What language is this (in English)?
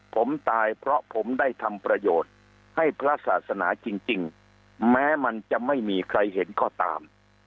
Thai